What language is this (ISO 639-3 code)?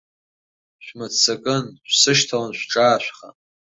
abk